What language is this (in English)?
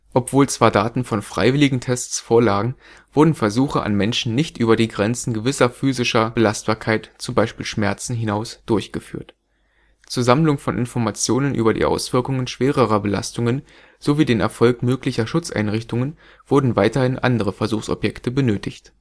German